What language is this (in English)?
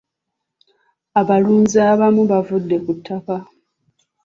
Ganda